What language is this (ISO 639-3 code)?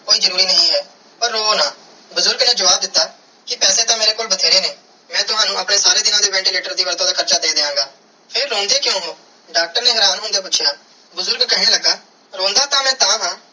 pan